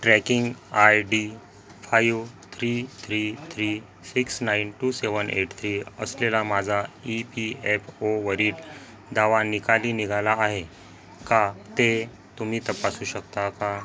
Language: Marathi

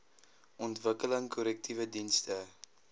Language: Afrikaans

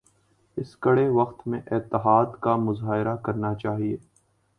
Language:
Urdu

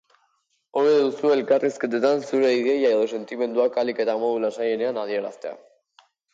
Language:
Basque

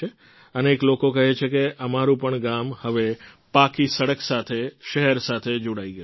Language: Gujarati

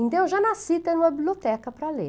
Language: Portuguese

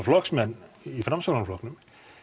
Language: Icelandic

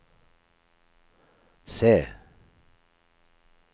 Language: Norwegian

